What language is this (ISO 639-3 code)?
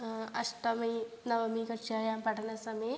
san